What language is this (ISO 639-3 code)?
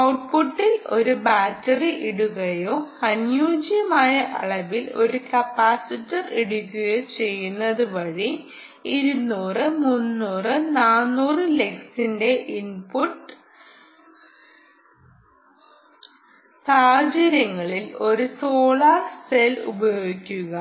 mal